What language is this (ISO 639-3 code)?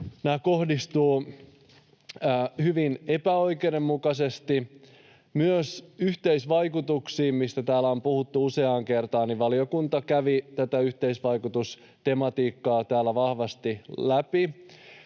fin